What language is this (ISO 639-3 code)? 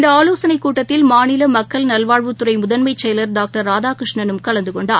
tam